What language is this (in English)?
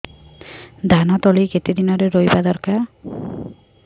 Odia